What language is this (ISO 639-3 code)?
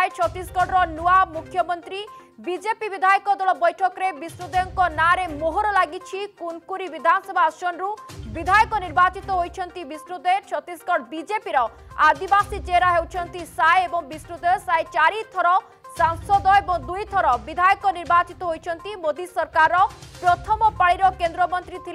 hin